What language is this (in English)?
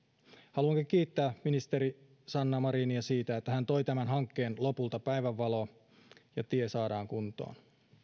Finnish